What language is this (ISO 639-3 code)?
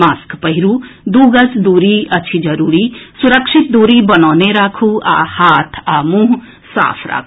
mai